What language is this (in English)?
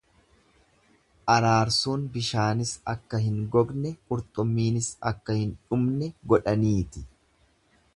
Oromo